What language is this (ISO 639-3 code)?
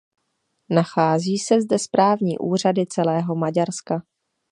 ces